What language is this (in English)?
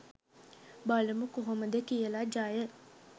Sinhala